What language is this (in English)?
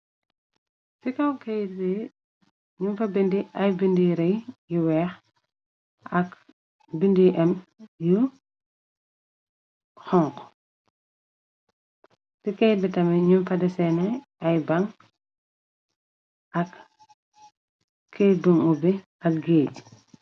Wolof